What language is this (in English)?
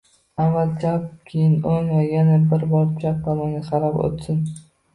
Uzbek